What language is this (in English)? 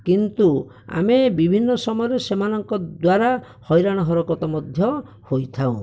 Odia